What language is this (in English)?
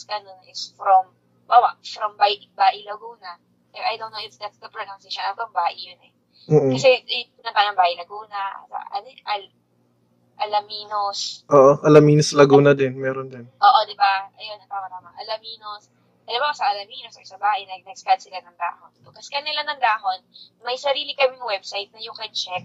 Filipino